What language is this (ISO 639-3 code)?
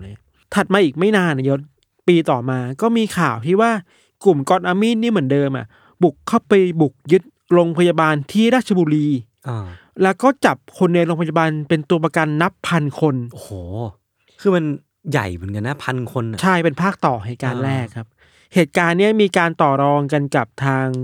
tha